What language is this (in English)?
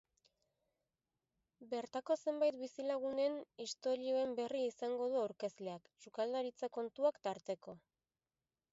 Basque